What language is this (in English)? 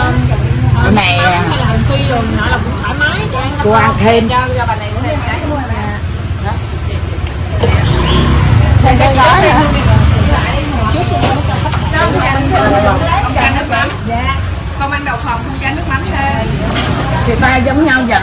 Vietnamese